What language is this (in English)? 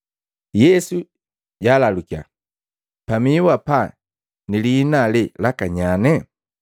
Matengo